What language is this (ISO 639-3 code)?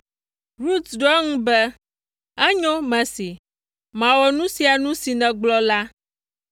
ewe